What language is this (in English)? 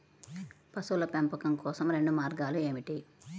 Telugu